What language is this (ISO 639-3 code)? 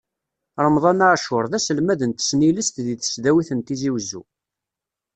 kab